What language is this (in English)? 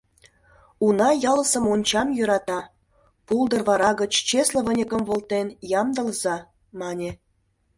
Mari